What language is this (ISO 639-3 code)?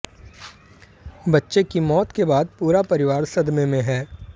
hin